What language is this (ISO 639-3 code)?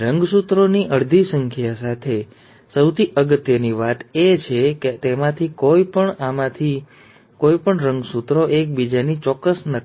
guj